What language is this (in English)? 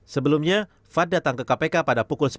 Indonesian